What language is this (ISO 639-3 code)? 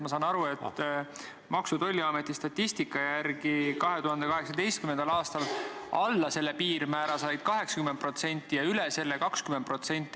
est